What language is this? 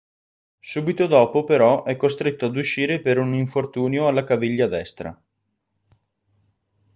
Italian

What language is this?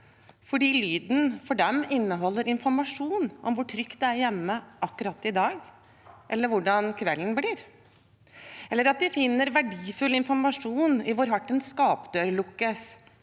Norwegian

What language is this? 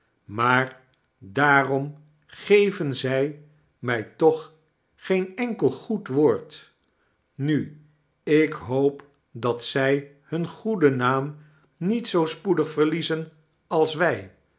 Dutch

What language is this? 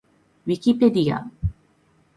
Japanese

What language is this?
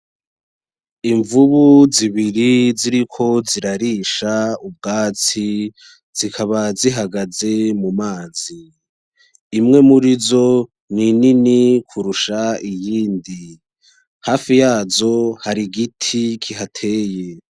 Rundi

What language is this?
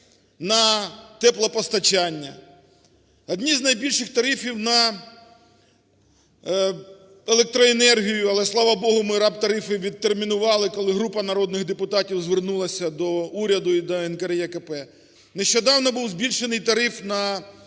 Ukrainian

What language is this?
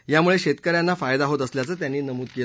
Marathi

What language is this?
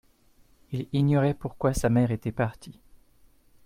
French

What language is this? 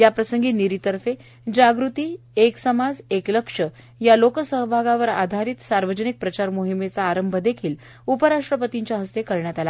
Marathi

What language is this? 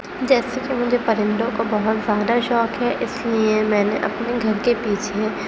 Urdu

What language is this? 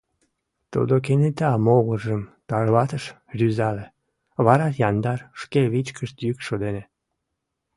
Mari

